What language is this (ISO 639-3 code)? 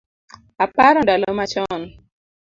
luo